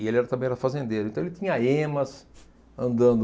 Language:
Portuguese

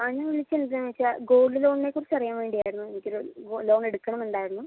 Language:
Malayalam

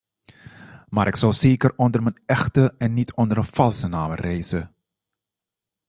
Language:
Dutch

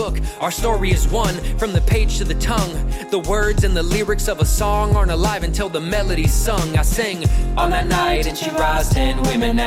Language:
Persian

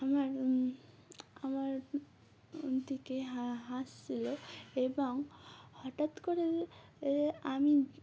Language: Bangla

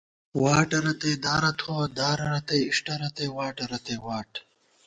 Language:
Gawar-Bati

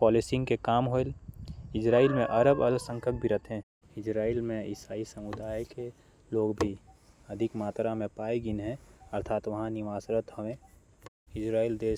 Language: Korwa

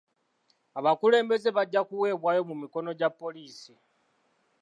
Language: Ganda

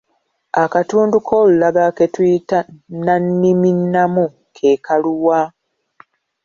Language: Ganda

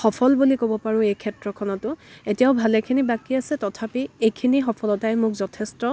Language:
Assamese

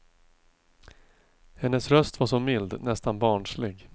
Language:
Swedish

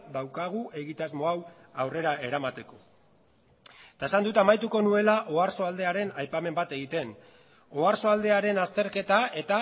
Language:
Basque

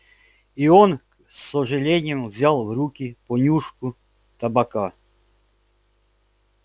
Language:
Russian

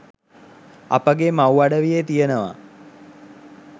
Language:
Sinhala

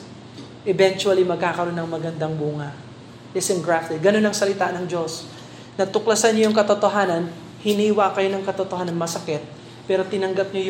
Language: Filipino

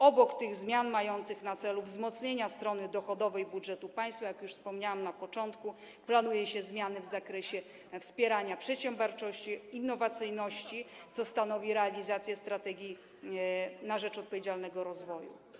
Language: Polish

